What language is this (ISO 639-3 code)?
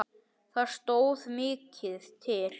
isl